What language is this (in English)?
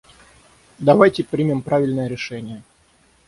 Russian